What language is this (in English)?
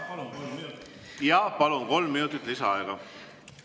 Estonian